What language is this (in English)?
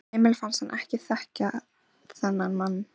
Icelandic